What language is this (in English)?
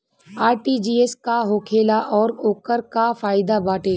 Bhojpuri